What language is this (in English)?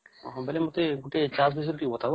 Odia